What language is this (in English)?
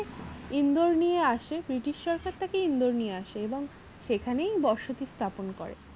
Bangla